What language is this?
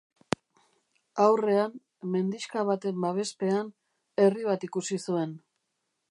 Basque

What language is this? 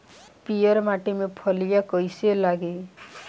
Bhojpuri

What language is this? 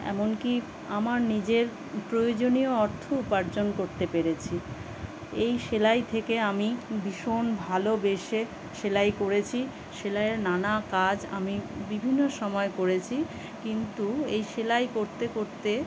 Bangla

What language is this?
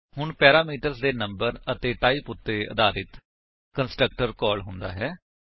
Punjabi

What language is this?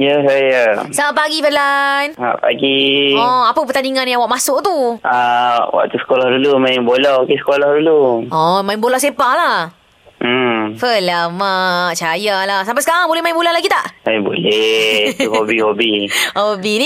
Malay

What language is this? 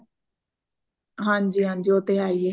Punjabi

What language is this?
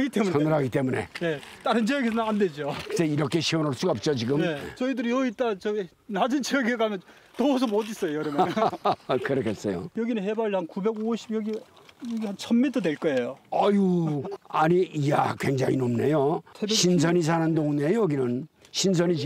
Korean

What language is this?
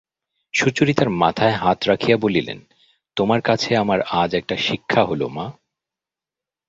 Bangla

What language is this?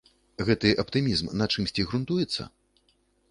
Belarusian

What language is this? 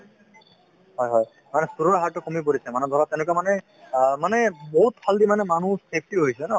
Assamese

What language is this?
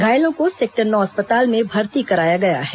Hindi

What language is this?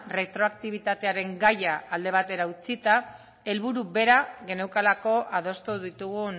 Basque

